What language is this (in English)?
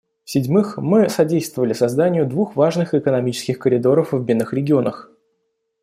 Russian